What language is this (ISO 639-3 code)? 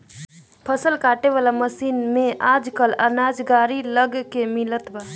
bho